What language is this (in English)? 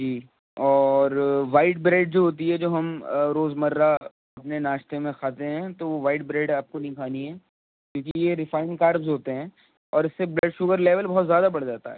Urdu